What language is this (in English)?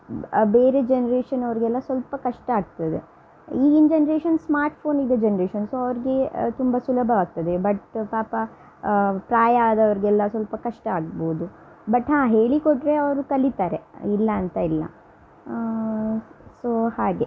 Kannada